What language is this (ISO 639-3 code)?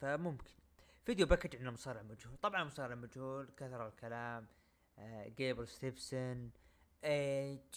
ara